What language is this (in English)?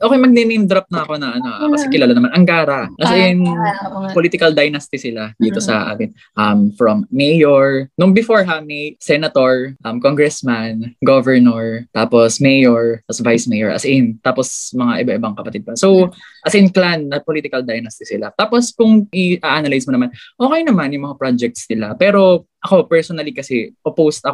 Filipino